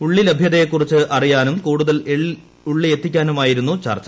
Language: Malayalam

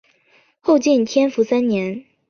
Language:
Chinese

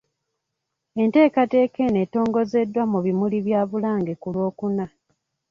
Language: Ganda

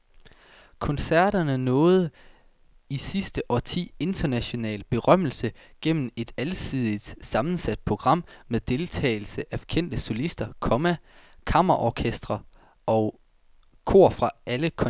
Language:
Danish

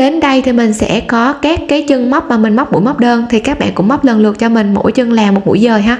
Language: Vietnamese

